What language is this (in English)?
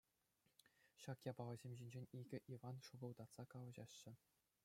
Chuvash